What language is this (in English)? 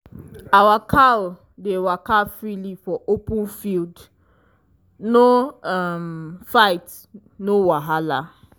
Nigerian Pidgin